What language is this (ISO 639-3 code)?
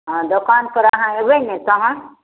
mai